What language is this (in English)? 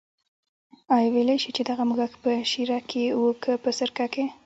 Pashto